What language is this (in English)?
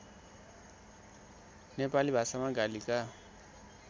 Nepali